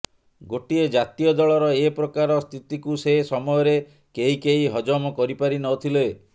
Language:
Odia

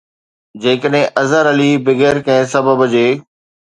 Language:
Sindhi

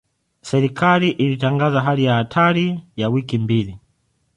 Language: Swahili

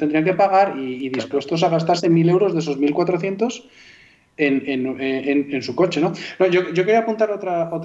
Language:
Spanish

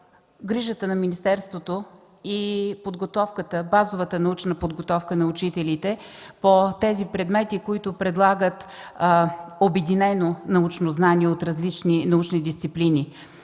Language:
Bulgarian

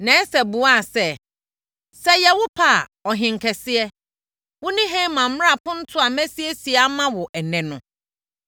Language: Akan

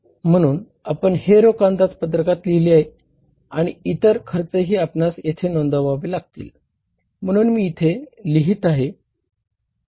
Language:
Marathi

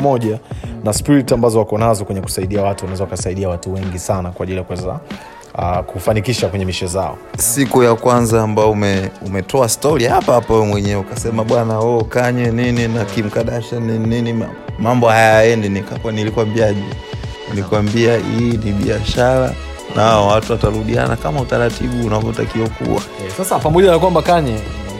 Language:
Swahili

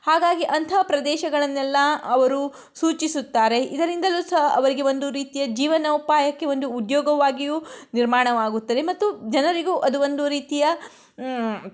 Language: Kannada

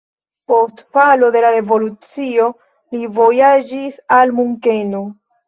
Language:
Esperanto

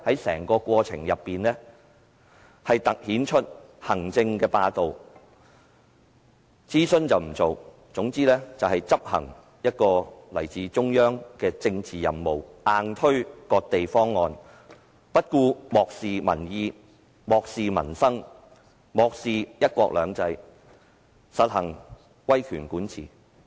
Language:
Cantonese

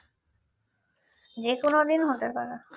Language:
Bangla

